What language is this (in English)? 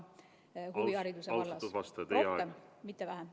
Estonian